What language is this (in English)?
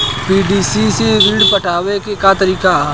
Bhojpuri